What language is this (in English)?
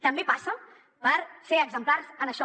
Catalan